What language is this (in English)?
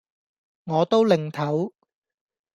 Cantonese